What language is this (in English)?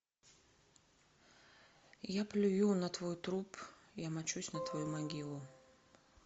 Russian